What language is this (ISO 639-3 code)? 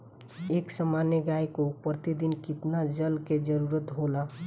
bho